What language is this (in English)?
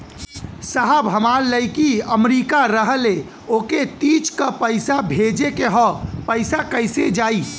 Bhojpuri